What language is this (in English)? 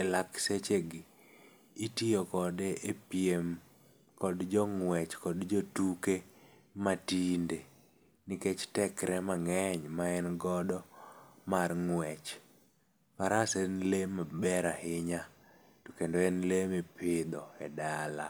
Luo (Kenya and Tanzania)